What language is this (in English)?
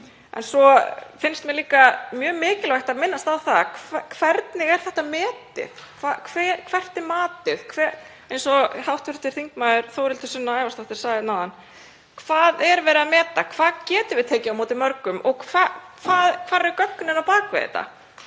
Icelandic